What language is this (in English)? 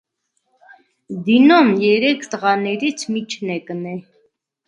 Armenian